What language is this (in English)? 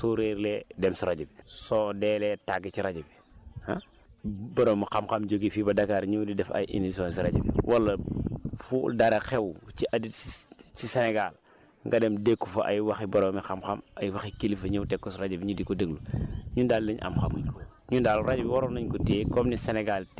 Wolof